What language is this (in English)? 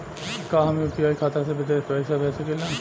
Bhojpuri